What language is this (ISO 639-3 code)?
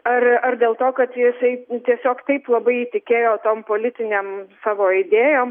lit